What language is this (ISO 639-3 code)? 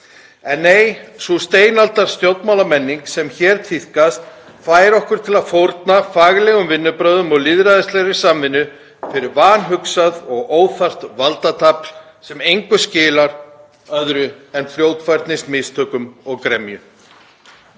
isl